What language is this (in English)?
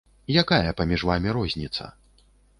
Belarusian